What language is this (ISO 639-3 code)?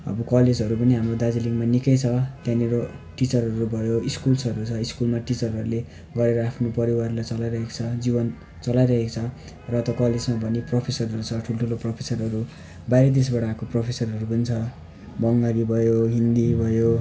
nep